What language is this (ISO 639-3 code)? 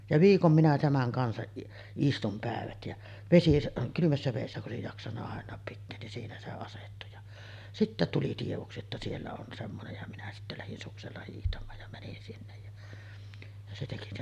fin